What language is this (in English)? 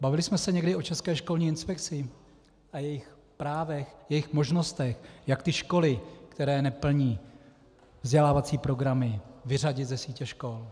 Czech